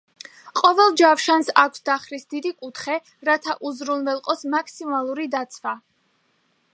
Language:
Georgian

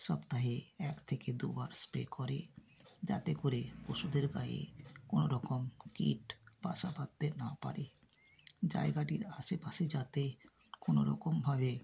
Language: Bangla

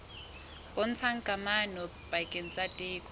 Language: Southern Sotho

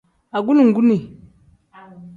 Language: Tem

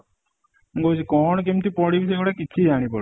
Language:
Odia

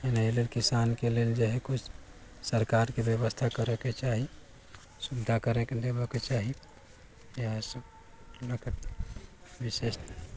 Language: Maithili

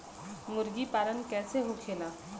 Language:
Bhojpuri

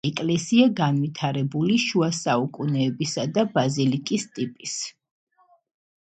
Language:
Georgian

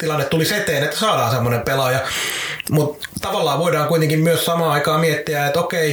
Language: Finnish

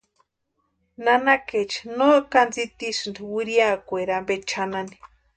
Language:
Western Highland Purepecha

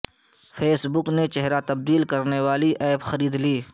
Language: Urdu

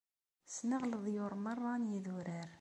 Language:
Kabyle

